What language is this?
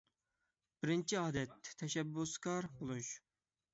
Uyghur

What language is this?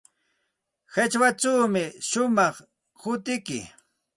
Santa Ana de Tusi Pasco Quechua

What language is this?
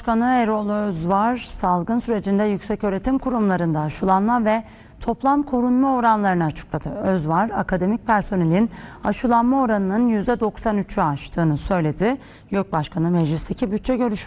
Turkish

